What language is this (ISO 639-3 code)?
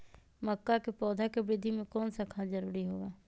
mag